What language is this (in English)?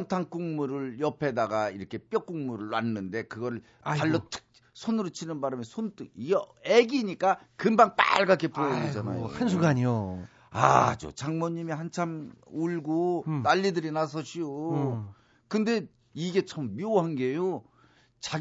Korean